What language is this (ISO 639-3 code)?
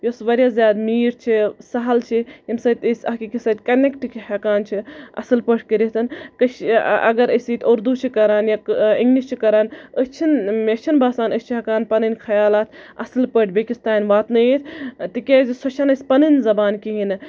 kas